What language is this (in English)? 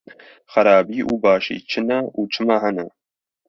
Kurdish